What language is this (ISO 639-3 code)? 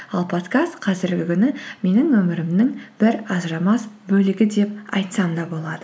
kaz